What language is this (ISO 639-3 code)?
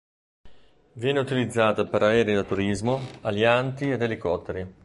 ita